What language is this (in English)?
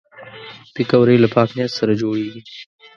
Pashto